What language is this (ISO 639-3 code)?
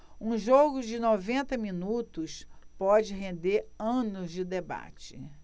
por